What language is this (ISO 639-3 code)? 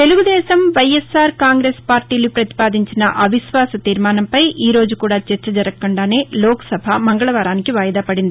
tel